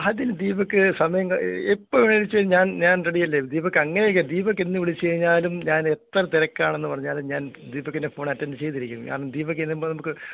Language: Malayalam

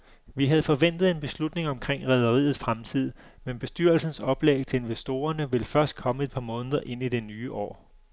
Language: Danish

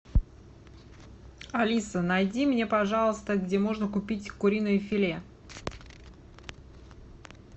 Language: Russian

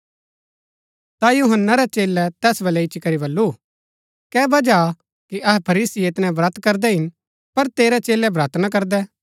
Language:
Gaddi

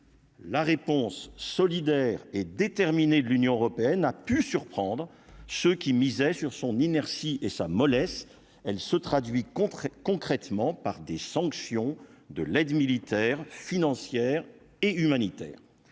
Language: French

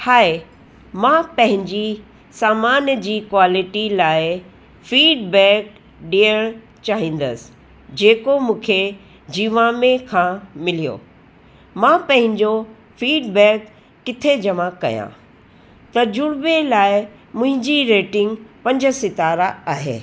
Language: Sindhi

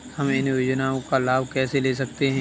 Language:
Hindi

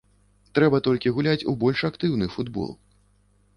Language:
Belarusian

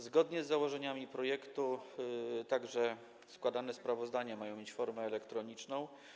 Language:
Polish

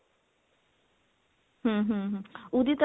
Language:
Punjabi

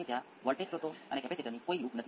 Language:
Gujarati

